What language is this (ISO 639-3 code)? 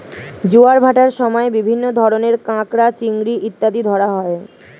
ben